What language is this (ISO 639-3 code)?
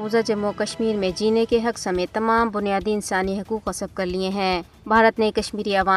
urd